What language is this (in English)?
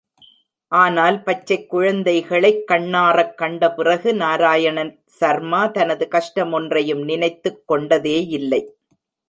Tamil